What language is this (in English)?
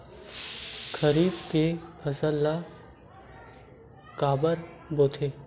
Chhattisgarhi